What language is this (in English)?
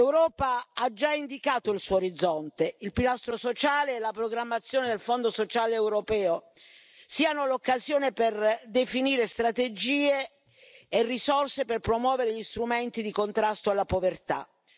Italian